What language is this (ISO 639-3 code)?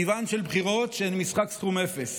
heb